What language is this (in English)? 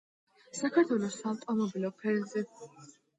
Georgian